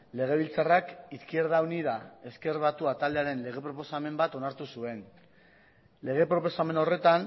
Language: Basque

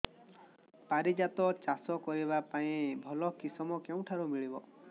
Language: Odia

